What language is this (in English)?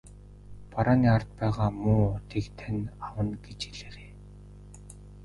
Mongolian